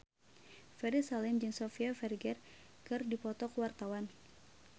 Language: Sundanese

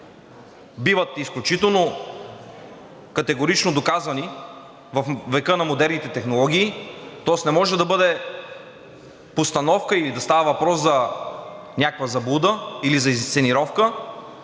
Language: Bulgarian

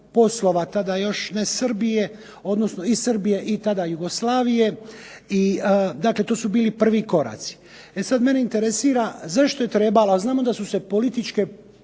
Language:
Croatian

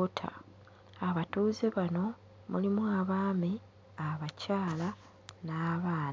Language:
Ganda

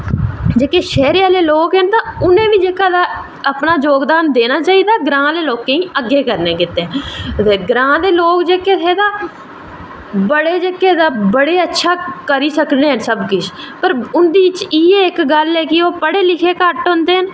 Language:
Dogri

